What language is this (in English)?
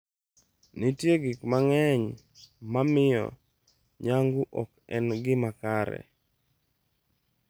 Luo (Kenya and Tanzania)